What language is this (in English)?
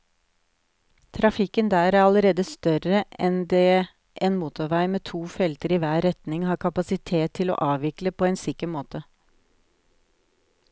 Norwegian